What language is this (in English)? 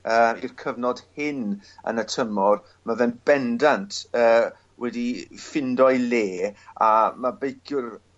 Welsh